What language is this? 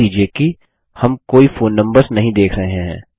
Hindi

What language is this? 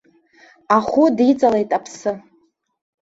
Abkhazian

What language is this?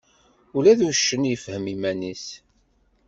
Kabyle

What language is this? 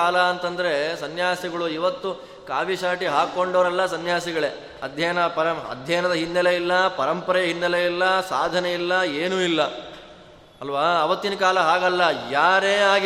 Kannada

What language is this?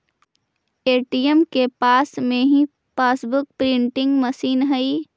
Magahi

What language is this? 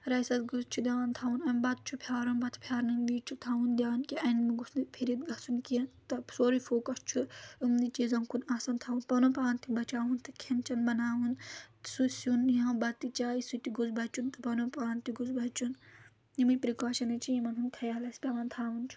Kashmiri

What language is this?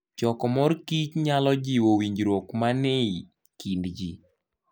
Luo (Kenya and Tanzania)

